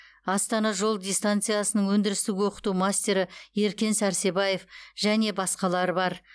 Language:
Kazakh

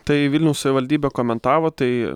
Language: Lithuanian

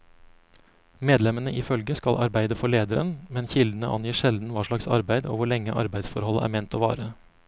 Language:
Norwegian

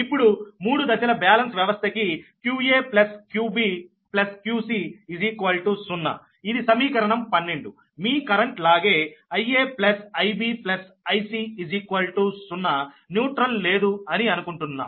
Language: Telugu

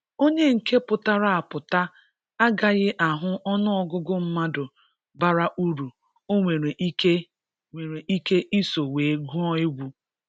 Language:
Igbo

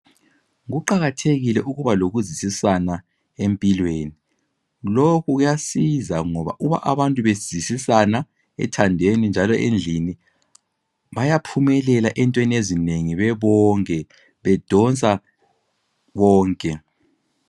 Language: North Ndebele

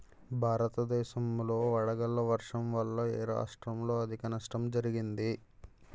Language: Telugu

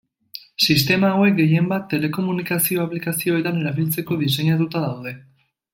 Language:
Basque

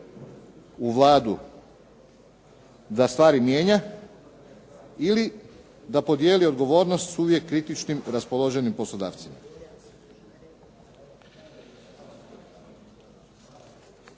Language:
Croatian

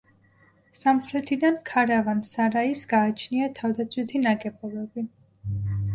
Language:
Georgian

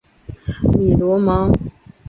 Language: Chinese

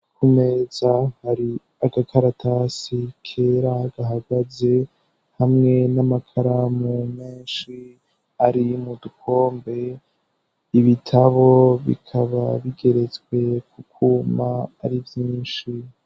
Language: Rundi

